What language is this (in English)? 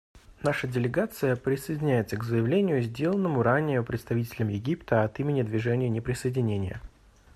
Russian